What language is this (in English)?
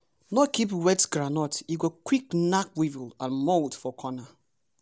Nigerian Pidgin